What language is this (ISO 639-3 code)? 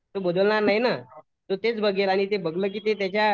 mar